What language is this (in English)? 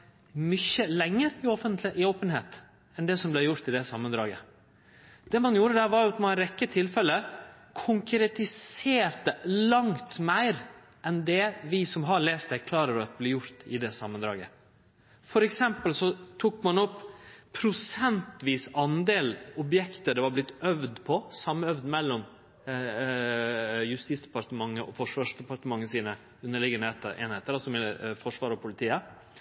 Norwegian Nynorsk